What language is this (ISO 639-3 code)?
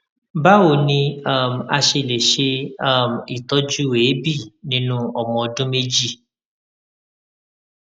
yor